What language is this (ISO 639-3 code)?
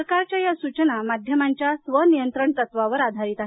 mar